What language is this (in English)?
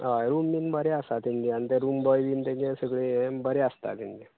Konkani